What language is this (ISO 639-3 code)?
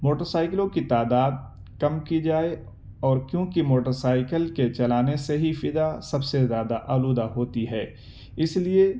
urd